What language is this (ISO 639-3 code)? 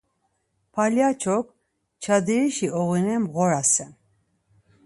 lzz